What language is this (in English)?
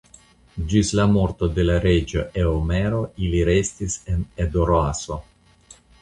Esperanto